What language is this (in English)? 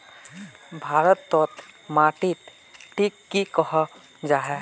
Magahi